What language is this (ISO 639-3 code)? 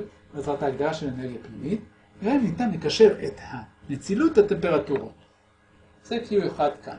heb